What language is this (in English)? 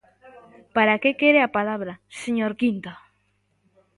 Galician